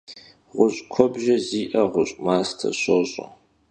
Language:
Kabardian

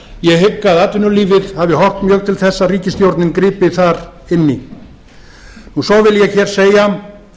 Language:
Icelandic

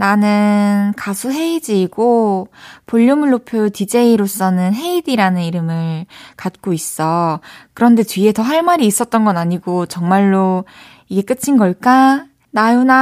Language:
Korean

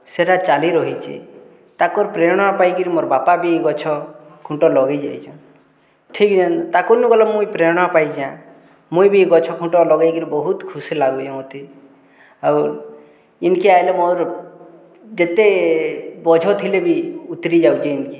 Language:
Odia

